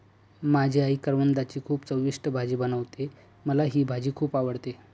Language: Marathi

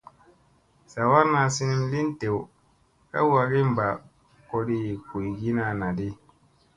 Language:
Musey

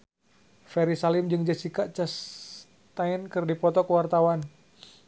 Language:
Sundanese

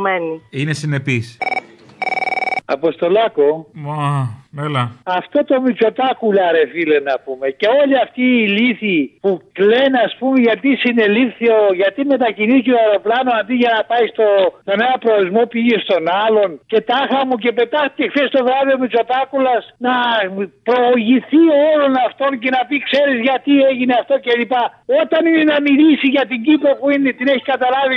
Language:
Greek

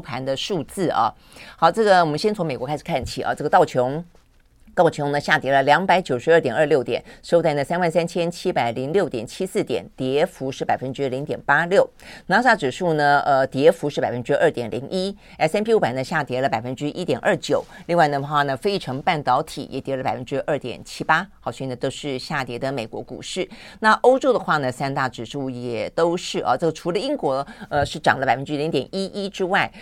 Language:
Chinese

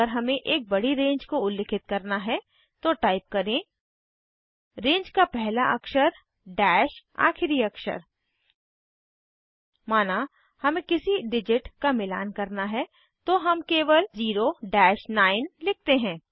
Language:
Hindi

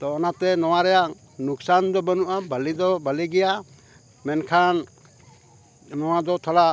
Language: Santali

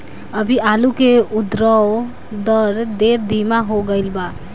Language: Bhojpuri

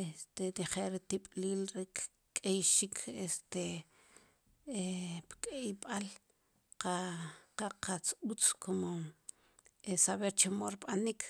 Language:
Sipacapense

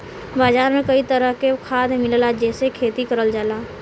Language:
Bhojpuri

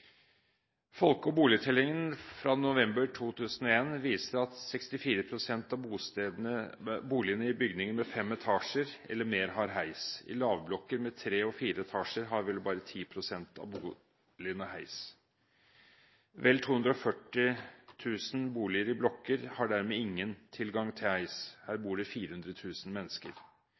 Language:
Norwegian Bokmål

